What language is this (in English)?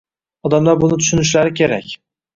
Uzbek